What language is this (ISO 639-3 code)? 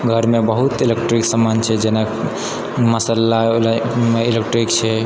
mai